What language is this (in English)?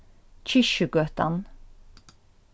Faroese